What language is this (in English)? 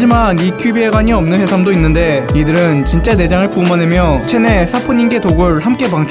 Korean